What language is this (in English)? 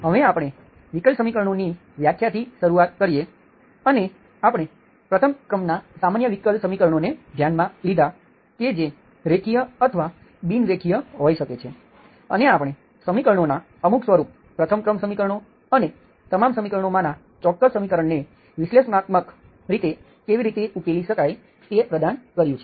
Gujarati